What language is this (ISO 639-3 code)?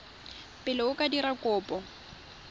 tsn